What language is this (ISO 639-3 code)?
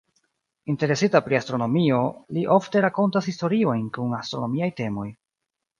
epo